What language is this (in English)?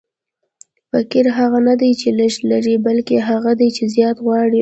Pashto